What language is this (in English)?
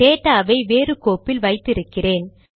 Tamil